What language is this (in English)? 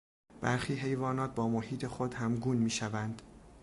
Persian